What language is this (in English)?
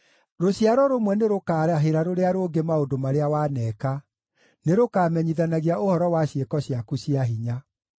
Kikuyu